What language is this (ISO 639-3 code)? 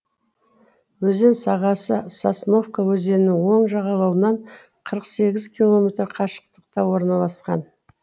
kaz